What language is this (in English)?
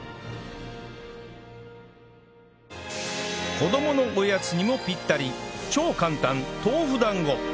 Japanese